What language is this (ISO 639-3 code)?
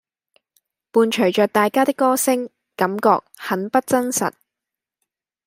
yue